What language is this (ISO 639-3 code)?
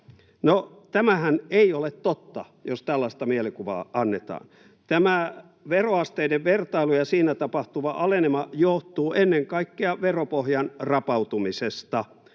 fin